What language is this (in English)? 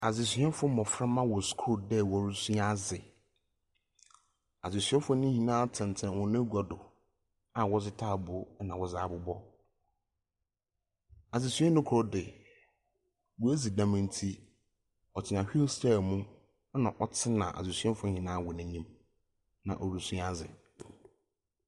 Akan